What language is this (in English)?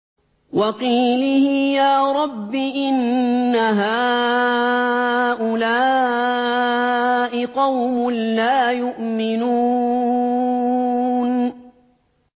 Arabic